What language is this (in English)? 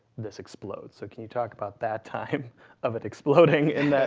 English